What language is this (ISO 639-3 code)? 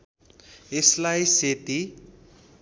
nep